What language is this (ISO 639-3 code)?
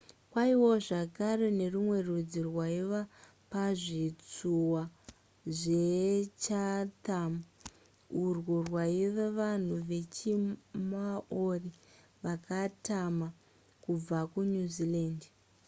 sna